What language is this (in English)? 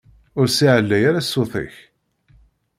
Kabyle